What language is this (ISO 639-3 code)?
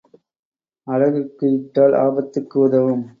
tam